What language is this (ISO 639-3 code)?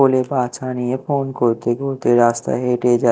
ben